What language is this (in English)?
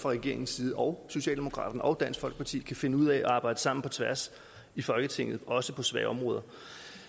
Danish